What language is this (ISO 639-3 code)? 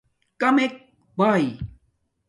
dmk